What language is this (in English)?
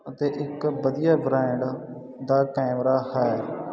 Punjabi